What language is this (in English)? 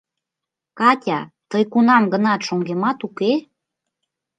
Mari